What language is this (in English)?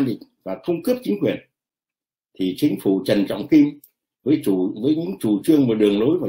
Vietnamese